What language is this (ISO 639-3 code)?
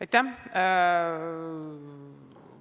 est